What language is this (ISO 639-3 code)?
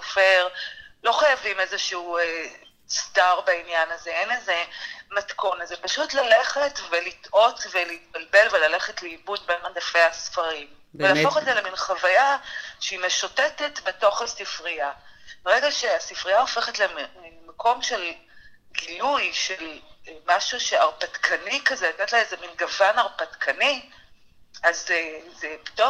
heb